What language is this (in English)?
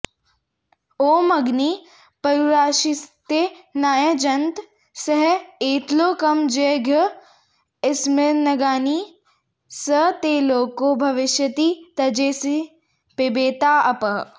Sanskrit